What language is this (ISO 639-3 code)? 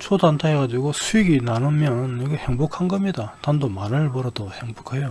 kor